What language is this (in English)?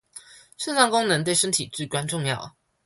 Chinese